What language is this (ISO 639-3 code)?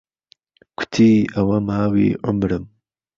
ckb